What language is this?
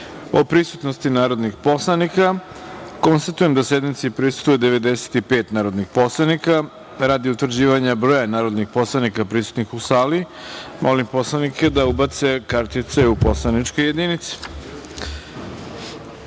Serbian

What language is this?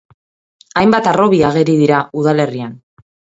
Basque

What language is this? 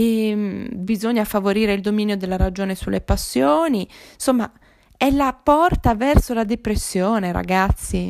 Italian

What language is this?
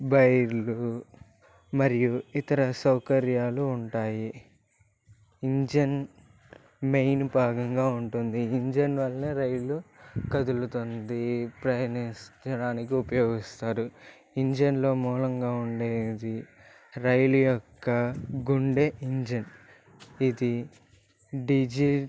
Telugu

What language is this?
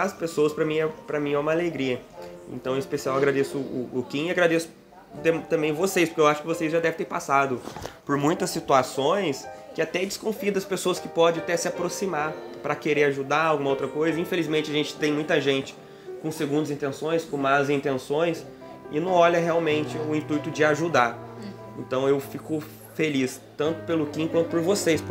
Portuguese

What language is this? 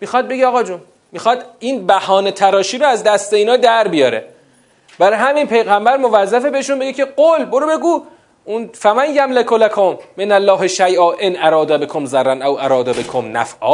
Persian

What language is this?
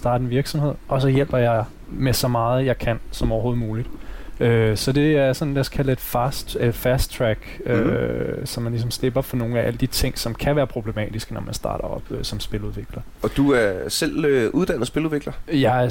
Danish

